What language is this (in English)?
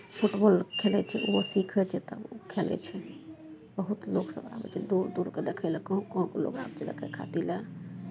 Maithili